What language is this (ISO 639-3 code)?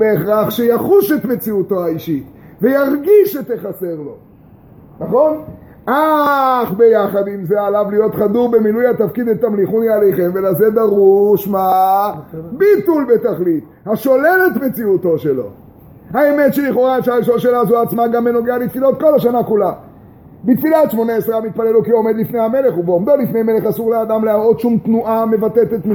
heb